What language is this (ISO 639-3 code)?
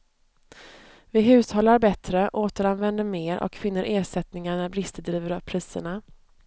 swe